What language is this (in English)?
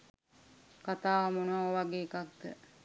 Sinhala